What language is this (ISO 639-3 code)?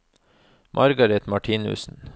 nor